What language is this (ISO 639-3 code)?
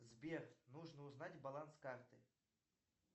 rus